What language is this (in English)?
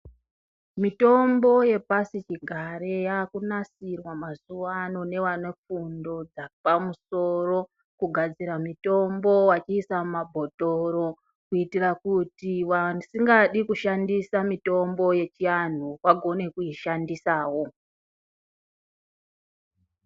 Ndau